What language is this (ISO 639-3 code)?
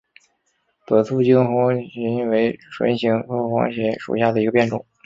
zho